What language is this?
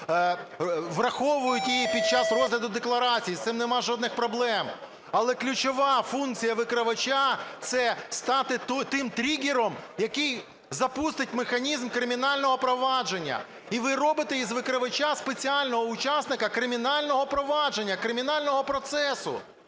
Ukrainian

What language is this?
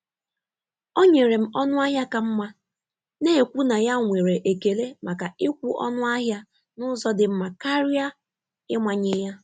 Igbo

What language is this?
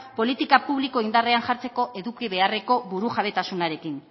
Basque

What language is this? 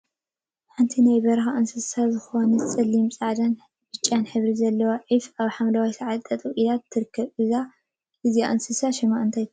Tigrinya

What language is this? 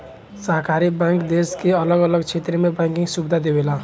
Bhojpuri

